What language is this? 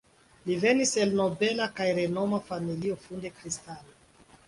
Esperanto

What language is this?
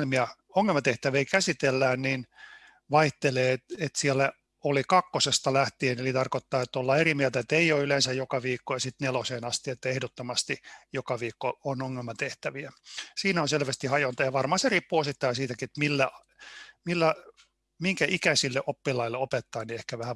Finnish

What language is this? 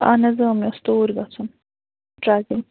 Kashmiri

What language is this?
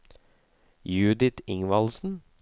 Norwegian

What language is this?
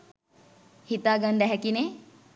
Sinhala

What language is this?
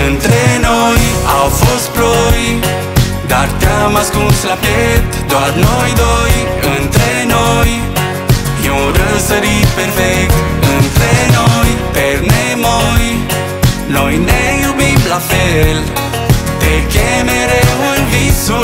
Romanian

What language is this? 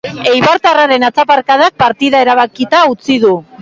Basque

